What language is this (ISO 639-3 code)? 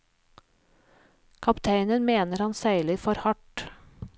nor